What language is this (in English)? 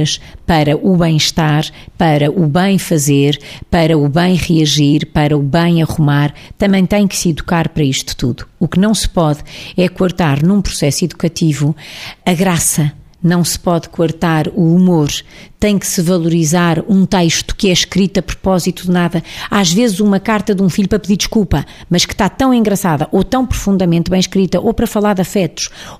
Portuguese